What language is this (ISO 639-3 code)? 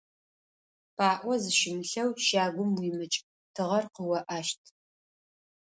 ady